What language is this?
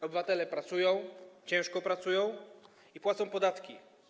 Polish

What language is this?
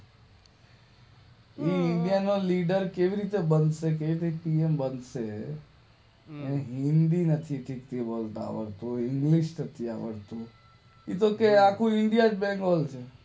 Gujarati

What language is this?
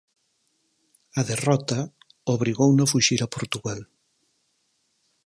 Galician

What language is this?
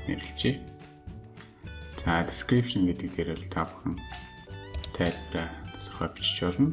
Turkish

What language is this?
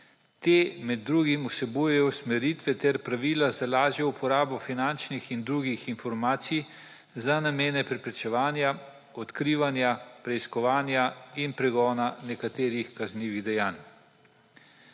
Slovenian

